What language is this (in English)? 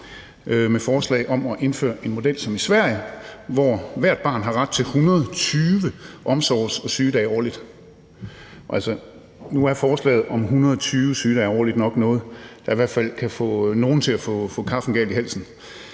Danish